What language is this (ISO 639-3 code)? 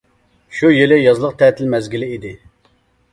uig